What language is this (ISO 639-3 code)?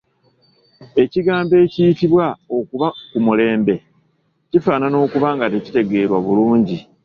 lug